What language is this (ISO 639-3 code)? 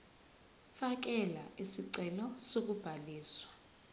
zul